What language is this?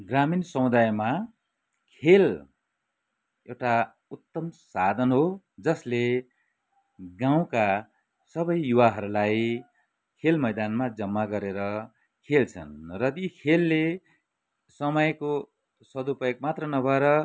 Nepali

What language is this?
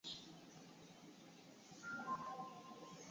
Swahili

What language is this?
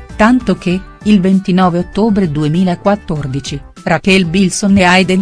Italian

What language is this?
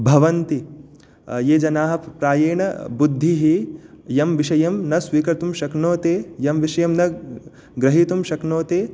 Sanskrit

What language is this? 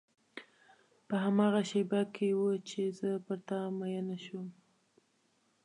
Pashto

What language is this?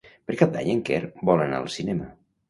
Catalan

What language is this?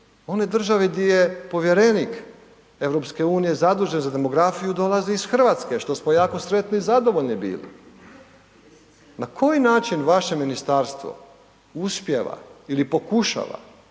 Croatian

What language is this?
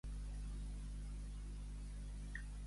Catalan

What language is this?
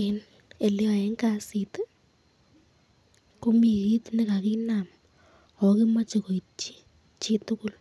Kalenjin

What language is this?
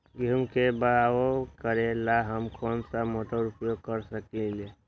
Magahi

